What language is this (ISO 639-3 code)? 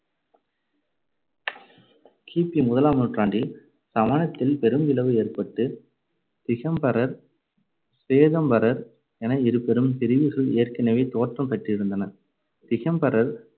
tam